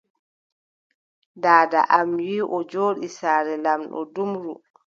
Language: Adamawa Fulfulde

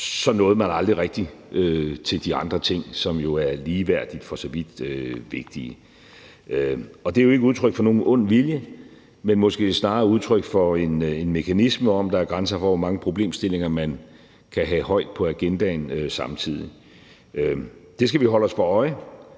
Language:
Danish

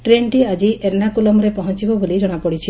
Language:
Odia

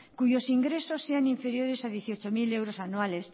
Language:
Spanish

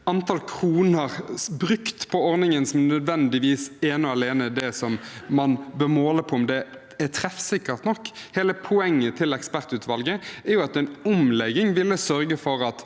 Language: Norwegian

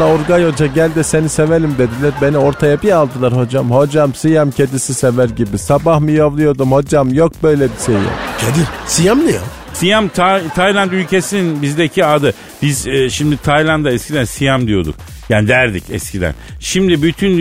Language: Turkish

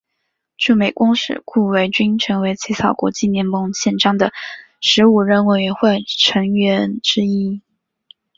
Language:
Chinese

